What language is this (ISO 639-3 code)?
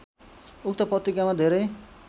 nep